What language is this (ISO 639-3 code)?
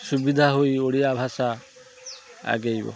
ori